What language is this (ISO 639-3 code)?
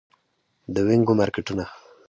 pus